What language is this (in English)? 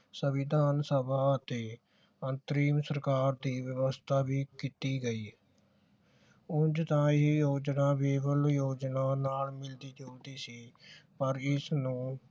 Punjabi